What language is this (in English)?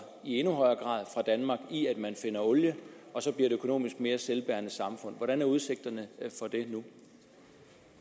Danish